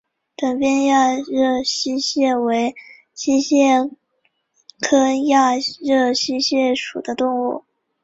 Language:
Chinese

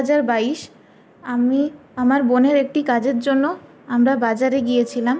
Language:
Bangla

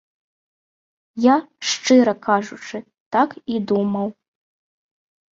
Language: Belarusian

